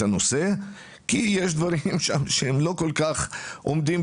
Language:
Hebrew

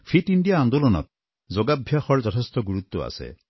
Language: Assamese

